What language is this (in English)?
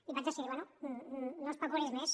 Catalan